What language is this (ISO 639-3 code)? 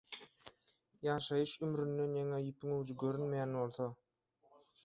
tuk